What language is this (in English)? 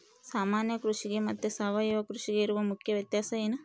Kannada